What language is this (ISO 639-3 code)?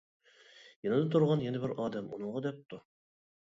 uig